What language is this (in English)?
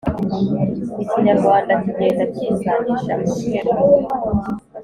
Kinyarwanda